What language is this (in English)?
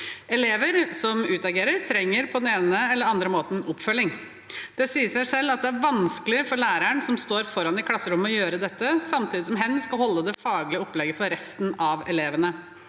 Norwegian